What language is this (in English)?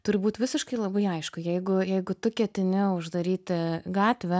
Lithuanian